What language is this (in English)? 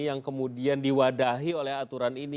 Indonesian